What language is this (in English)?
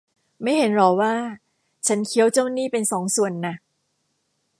Thai